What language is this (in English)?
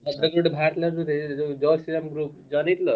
Odia